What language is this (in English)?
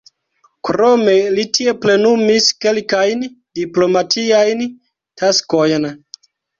Esperanto